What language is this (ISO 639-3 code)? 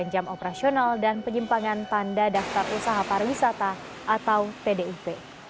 ind